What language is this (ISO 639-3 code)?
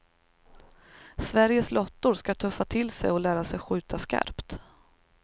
swe